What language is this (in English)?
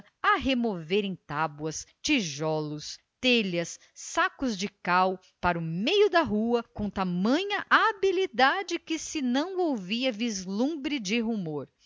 Portuguese